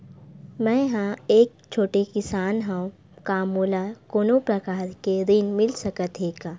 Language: Chhattisgarhi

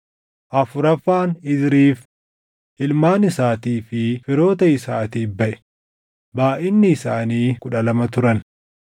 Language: Oromo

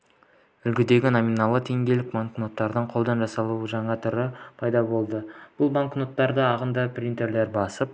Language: Kazakh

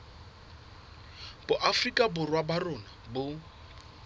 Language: Southern Sotho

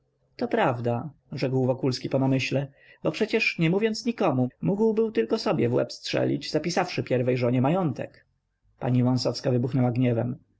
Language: Polish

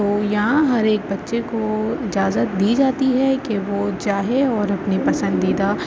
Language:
Urdu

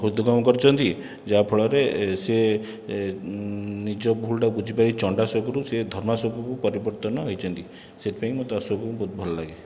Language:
Odia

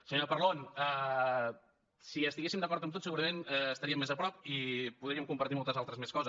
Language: Catalan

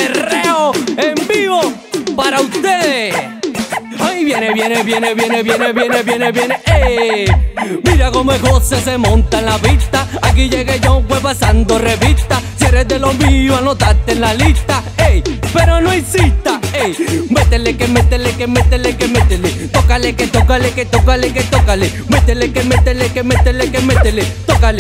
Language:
Spanish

